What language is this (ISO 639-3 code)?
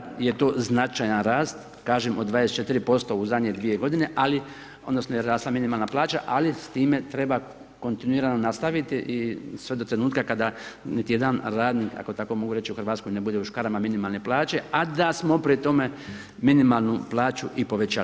hrv